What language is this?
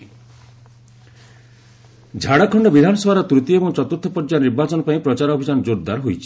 Odia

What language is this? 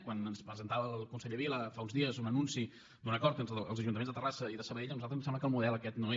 Catalan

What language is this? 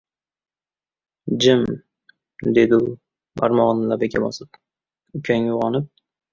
Uzbek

